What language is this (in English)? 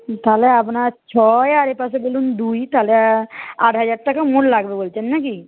Bangla